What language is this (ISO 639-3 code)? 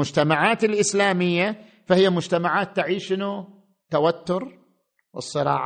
ara